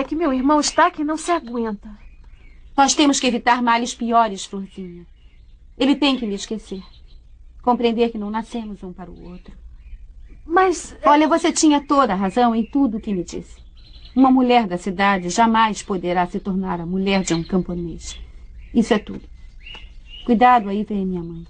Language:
Portuguese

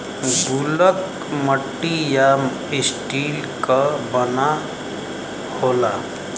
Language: Bhojpuri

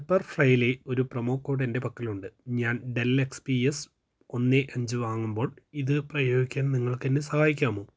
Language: Malayalam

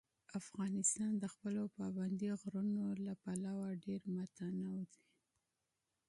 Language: Pashto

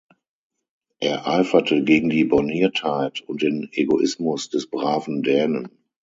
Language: German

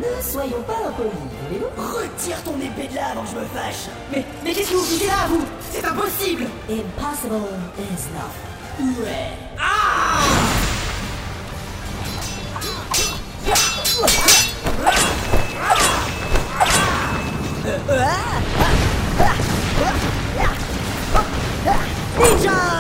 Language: French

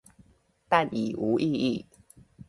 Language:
Chinese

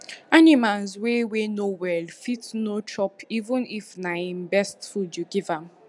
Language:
Nigerian Pidgin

